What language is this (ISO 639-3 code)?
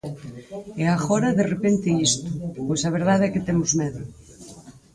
glg